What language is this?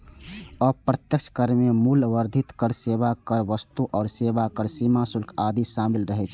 Maithili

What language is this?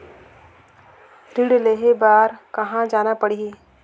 Chhattisgarhi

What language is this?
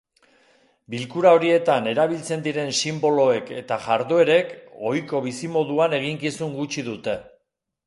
Basque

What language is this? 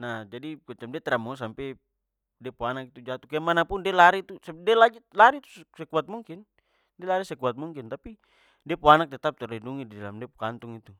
Papuan Malay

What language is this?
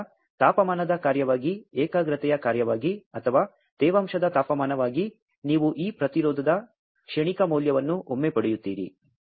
Kannada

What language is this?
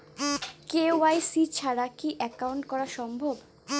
Bangla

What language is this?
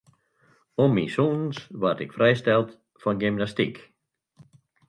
Western Frisian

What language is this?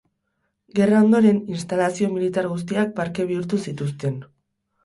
Basque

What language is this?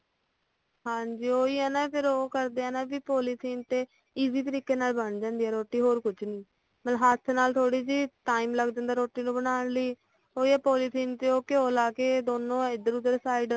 Punjabi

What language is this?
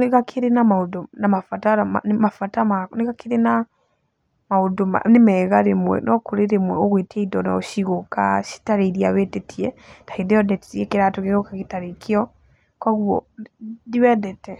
Kikuyu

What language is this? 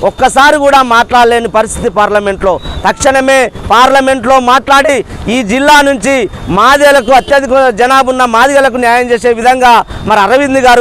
Telugu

